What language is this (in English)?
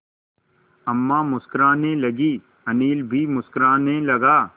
Hindi